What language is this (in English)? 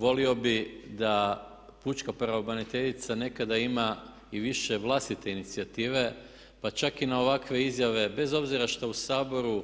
Croatian